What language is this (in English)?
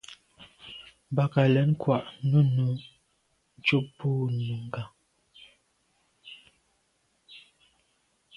Medumba